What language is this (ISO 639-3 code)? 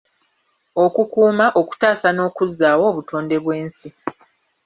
lug